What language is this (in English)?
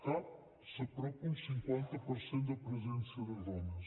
Catalan